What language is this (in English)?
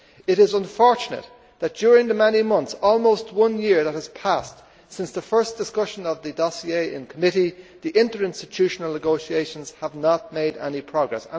English